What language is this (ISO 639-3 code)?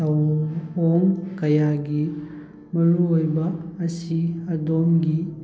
mni